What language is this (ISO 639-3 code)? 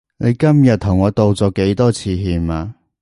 yue